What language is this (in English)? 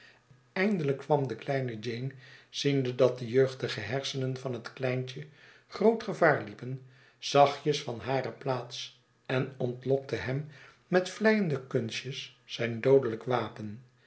Dutch